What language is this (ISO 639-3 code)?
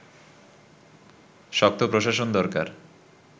ben